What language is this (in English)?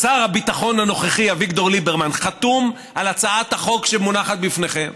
Hebrew